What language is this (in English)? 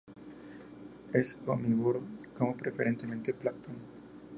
Spanish